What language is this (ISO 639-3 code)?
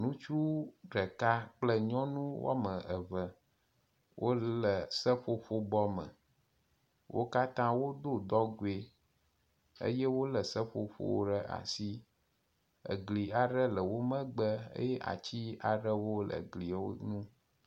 ewe